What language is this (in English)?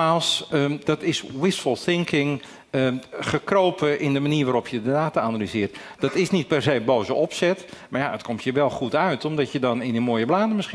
Dutch